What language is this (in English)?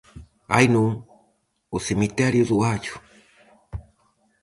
Galician